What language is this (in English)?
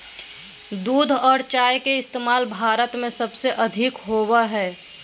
Magahi